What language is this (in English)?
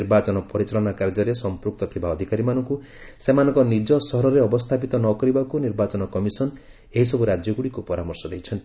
Odia